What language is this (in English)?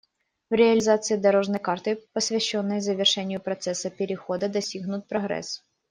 Russian